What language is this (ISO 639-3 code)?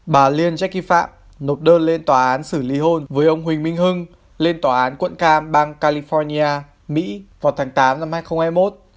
vie